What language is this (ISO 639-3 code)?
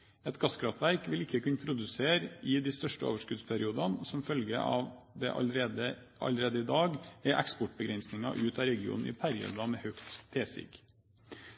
nob